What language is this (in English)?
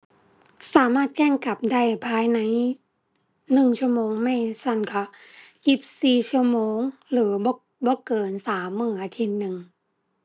Thai